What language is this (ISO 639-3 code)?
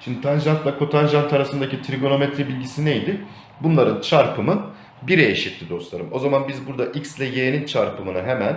tur